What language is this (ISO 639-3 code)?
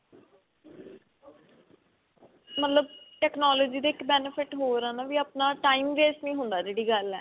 pan